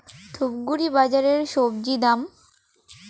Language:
Bangla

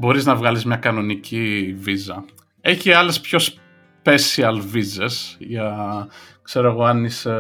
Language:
Greek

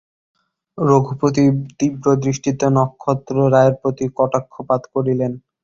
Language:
Bangla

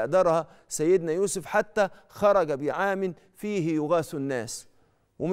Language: Arabic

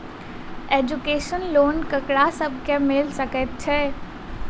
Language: Maithili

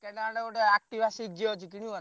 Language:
Odia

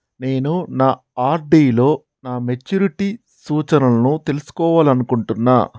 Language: Telugu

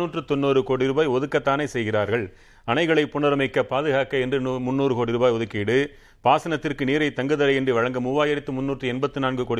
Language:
Tamil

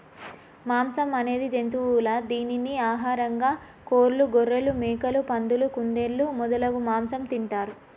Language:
Telugu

